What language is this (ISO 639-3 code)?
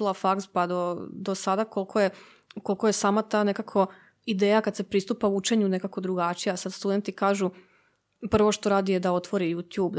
hrv